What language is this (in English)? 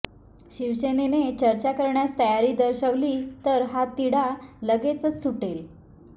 Marathi